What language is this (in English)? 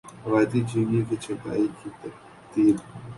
Urdu